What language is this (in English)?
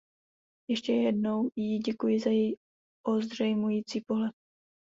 Czech